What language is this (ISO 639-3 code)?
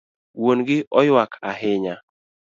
luo